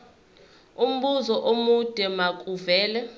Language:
Zulu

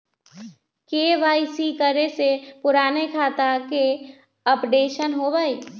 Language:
Magahi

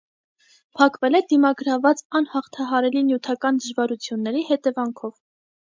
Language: Armenian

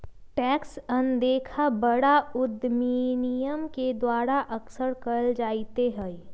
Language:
Magahi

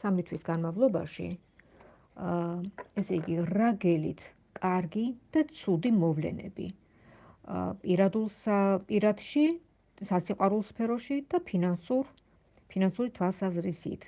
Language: Georgian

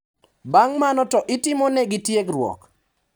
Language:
Luo (Kenya and Tanzania)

